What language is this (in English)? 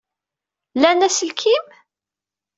Kabyle